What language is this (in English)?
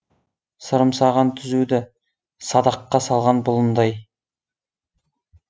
Kazakh